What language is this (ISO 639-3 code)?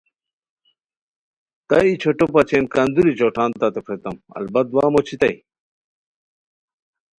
khw